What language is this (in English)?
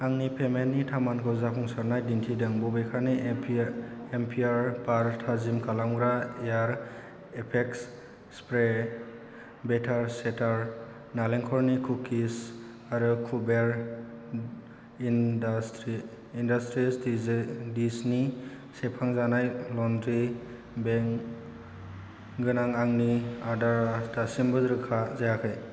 Bodo